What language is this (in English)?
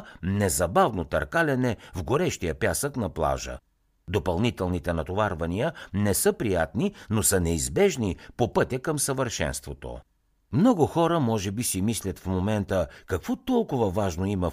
Bulgarian